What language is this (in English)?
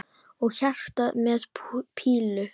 Icelandic